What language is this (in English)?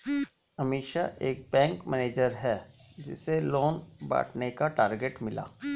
Hindi